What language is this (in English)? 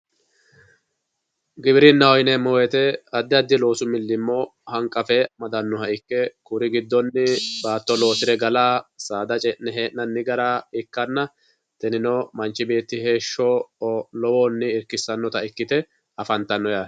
Sidamo